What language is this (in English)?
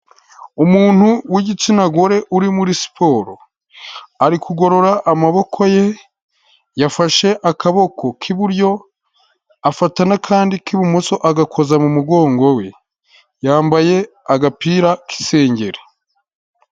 Kinyarwanda